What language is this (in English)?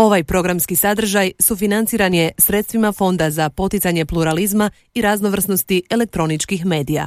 Croatian